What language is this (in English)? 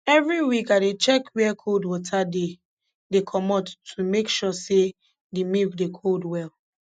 Nigerian Pidgin